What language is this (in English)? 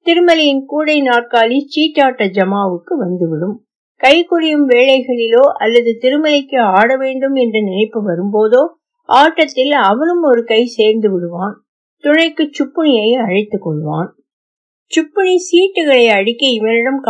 Tamil